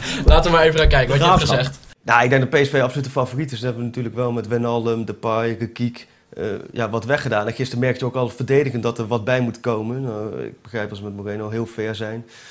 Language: Dutch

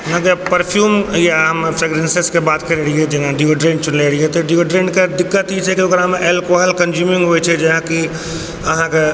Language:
Maithili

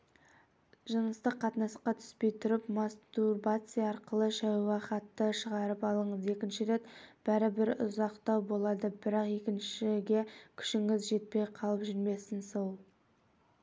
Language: Kazakh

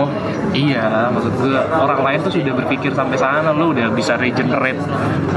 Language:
Indonesian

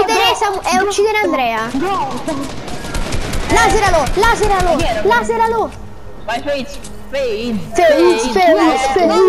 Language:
Italian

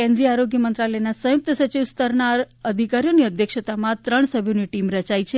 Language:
Gujarati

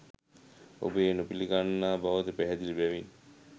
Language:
Sinhala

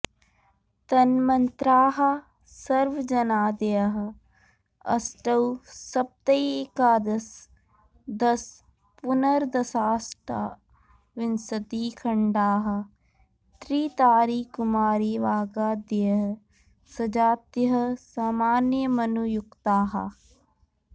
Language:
Sanskrit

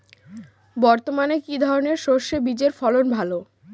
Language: Bangla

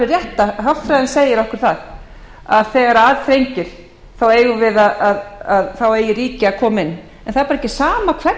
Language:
Icelandic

